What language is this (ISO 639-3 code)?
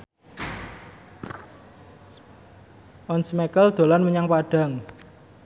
jav